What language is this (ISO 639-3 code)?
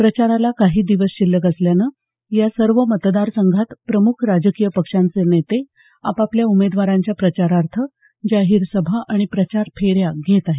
mar